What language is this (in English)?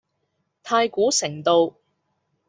Cantonese